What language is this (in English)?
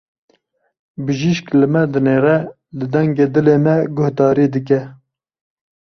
Kurdish